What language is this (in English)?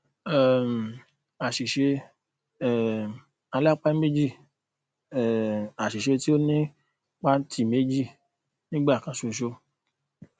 Yoruba